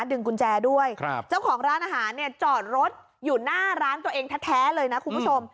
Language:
Thai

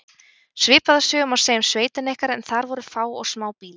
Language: Icelandic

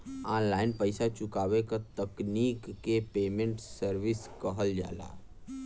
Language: Bhojpuri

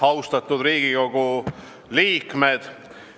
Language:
Estonian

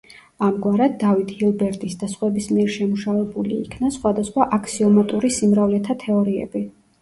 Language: Georgian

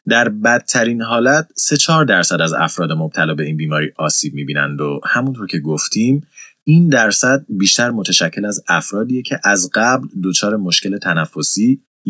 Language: Persian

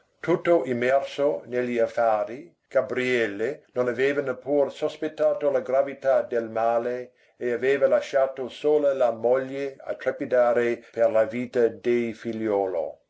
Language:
Italian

